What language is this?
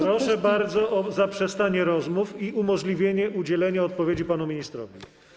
Polish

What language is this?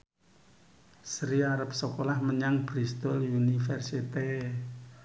Javanese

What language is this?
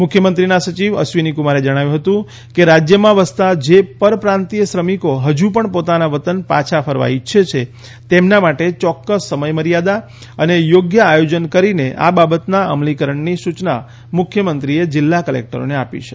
Gujarati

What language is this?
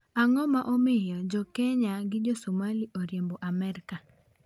Luo (Kenya and Tanzania)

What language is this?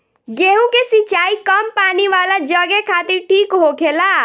Bhojpuri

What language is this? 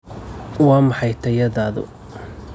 Somali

